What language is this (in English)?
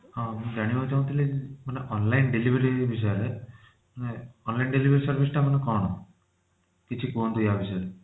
Odia